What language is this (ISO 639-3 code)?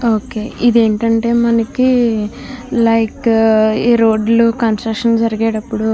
tel